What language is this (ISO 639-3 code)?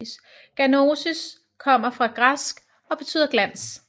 dan